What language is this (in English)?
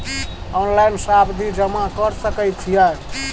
Maithili